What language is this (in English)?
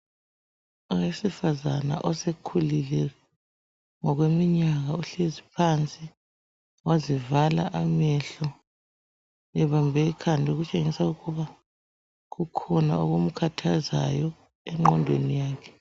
North Ndebele